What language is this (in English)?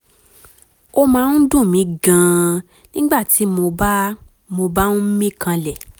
Yoruba